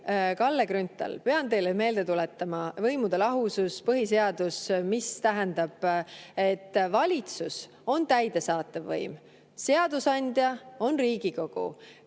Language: Estonian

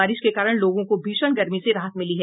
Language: Hindi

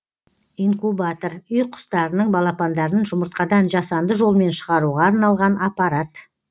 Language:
Kazakh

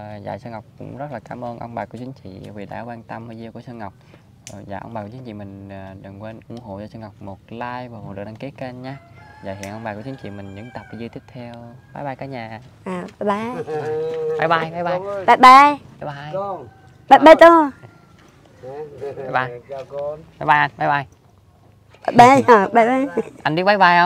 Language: Vietnamese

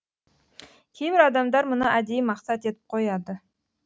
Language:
Kazakh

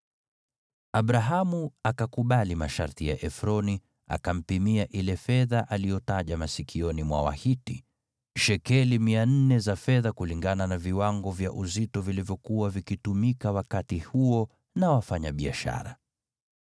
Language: Swahili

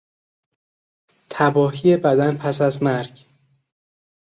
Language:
Persian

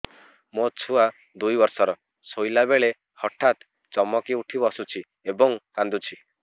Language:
Odia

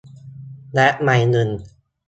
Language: Thai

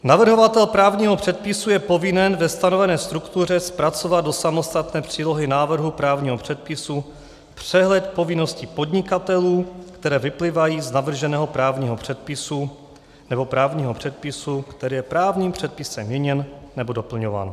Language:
Czech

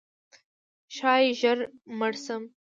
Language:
Pashto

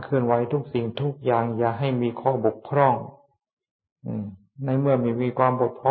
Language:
Thai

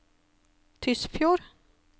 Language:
Norwegian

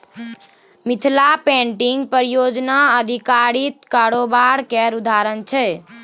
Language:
Maithili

